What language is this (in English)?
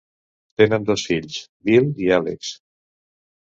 Catalan